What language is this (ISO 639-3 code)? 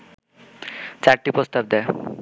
ben